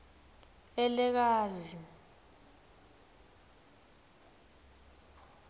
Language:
Swati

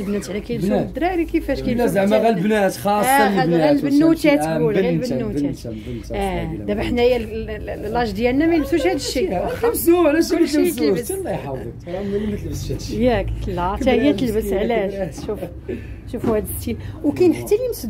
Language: Arabic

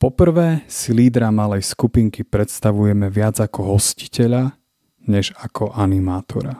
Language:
Slovak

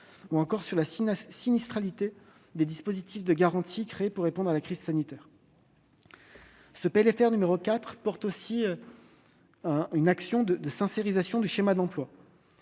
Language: French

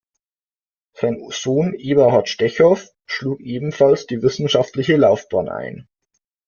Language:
German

